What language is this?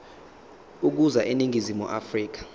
Zulu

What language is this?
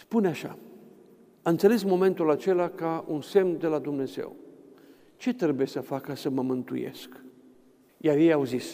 Romanian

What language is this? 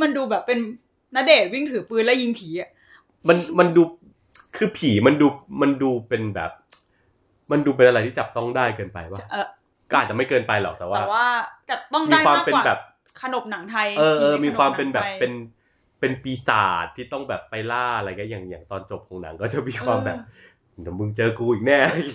Thai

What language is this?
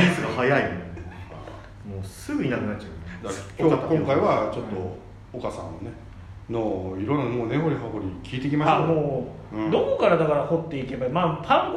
Japanese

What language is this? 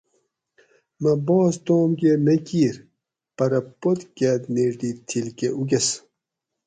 Gawri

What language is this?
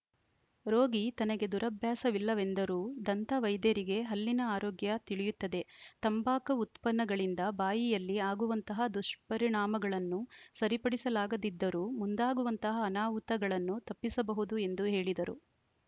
Kannada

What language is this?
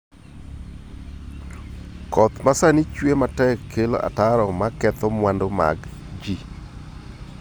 Luo (Kenya and Tanzania)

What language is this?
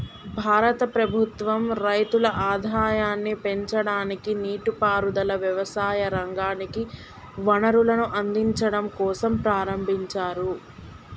Telugu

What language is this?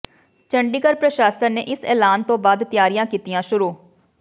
Punjabi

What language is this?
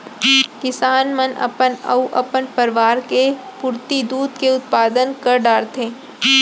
Chhattisgarhi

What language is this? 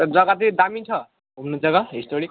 Nepali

